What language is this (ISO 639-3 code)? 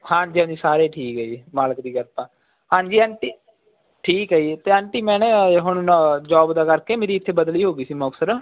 pan